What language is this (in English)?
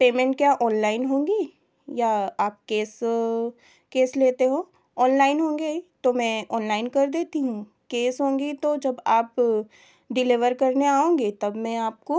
Hindi